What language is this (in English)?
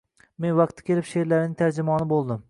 Uzbek